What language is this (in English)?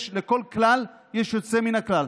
Hebrew